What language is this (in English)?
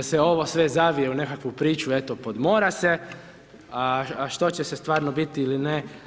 Croatian